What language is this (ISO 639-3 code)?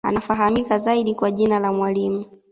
swa